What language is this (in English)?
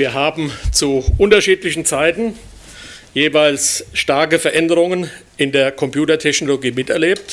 German